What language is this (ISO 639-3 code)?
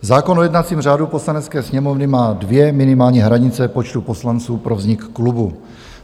ces